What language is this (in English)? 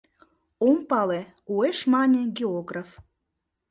Mari